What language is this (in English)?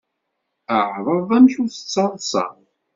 Kabyle